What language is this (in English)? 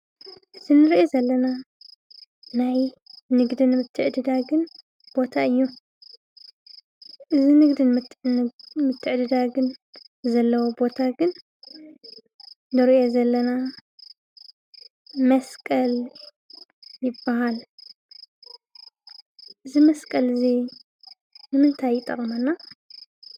Tigrinya